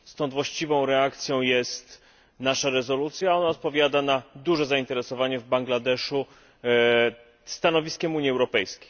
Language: Polish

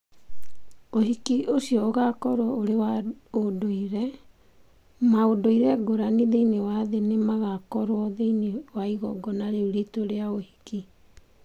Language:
Kikuyu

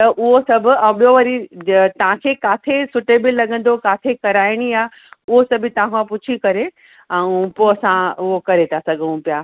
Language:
Sindhi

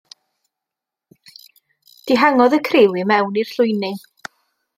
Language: Welsh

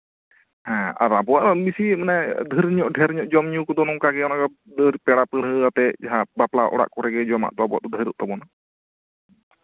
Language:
Santali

